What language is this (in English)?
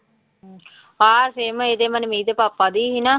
Punjabi